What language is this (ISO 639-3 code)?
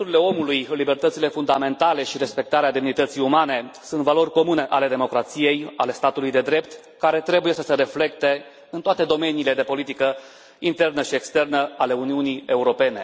ron